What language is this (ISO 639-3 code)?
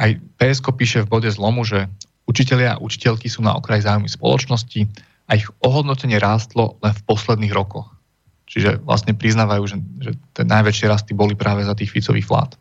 slk